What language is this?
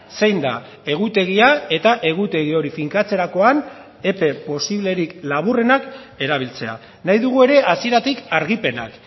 Basque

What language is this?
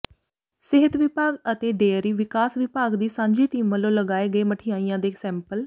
Punjabi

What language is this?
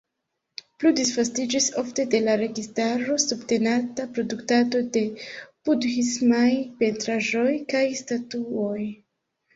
Esperanto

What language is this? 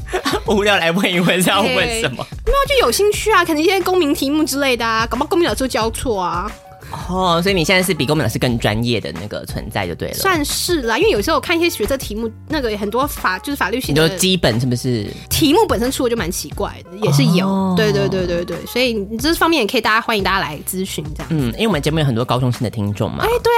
Chinese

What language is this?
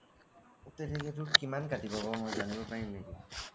Assamese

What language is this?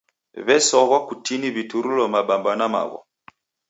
Taita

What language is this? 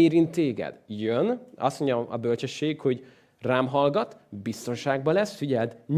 Hungarian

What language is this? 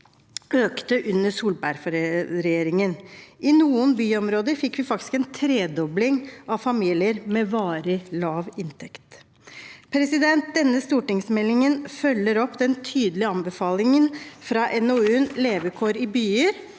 Norwegian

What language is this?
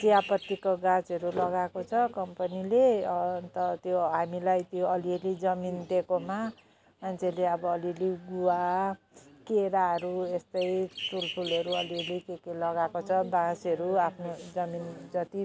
Nepali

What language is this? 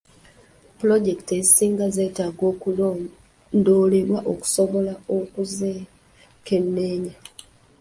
Ganda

